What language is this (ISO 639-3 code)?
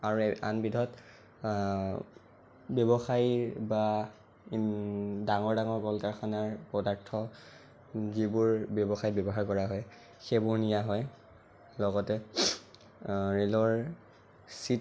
asm